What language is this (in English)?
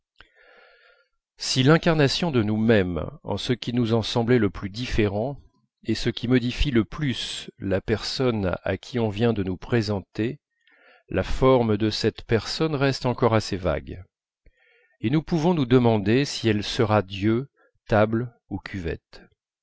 French